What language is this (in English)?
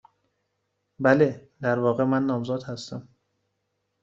Persian